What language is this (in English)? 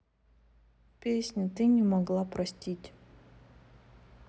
Russian